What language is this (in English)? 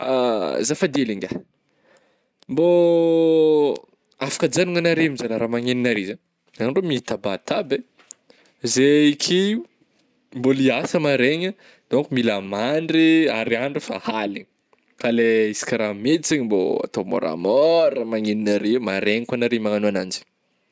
Northern Betsimisaraka Malagasy